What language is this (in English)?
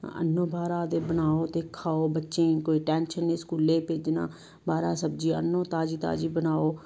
Dogri